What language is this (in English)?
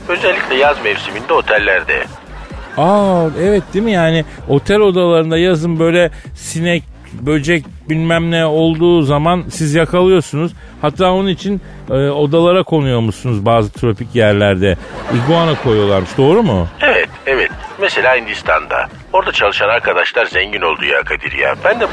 Turkish